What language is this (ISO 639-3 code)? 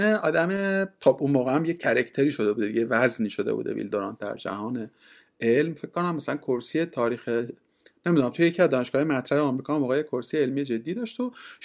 fas